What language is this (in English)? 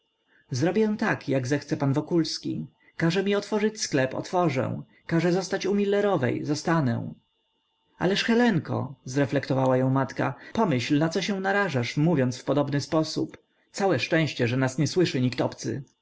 Polish